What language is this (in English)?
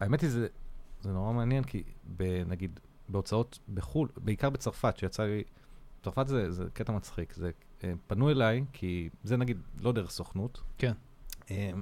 Hebrew